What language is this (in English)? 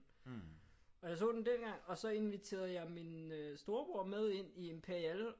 Danish